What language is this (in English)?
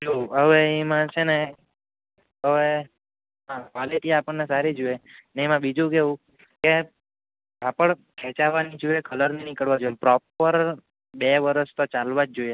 Gujarati